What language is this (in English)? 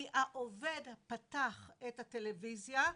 Hebrew